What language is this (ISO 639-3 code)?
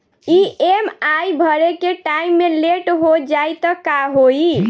bho